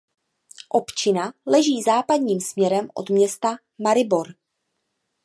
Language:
Czech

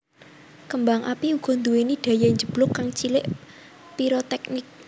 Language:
Javanese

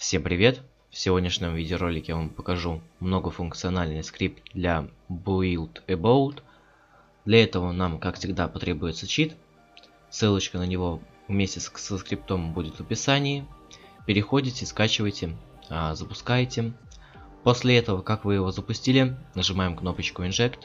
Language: Russian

